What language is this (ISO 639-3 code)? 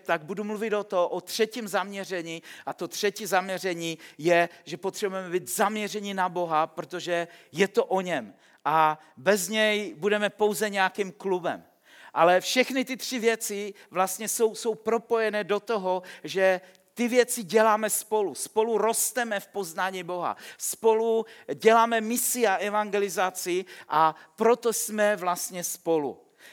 ces